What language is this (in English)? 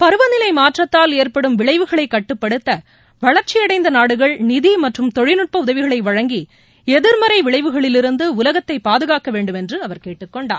Tamil